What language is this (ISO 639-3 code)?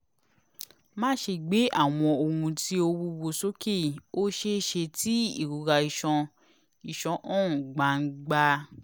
yor